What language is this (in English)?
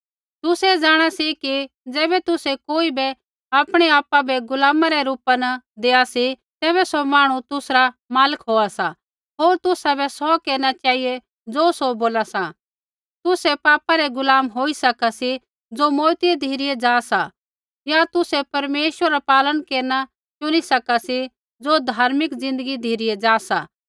Kullu Pahari